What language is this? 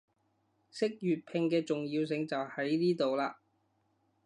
Cantonese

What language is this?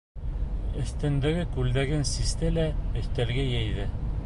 Bashkir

